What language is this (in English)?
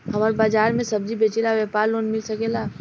Bhojpuri